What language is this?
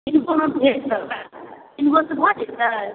Maithili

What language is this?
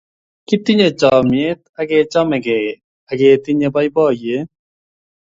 Kalenjin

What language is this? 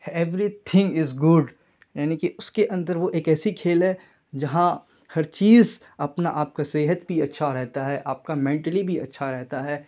Urdu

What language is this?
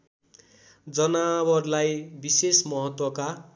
Nepali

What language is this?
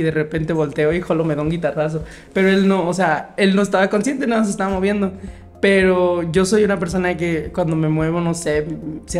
Spanish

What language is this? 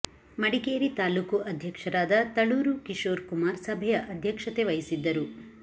Kannada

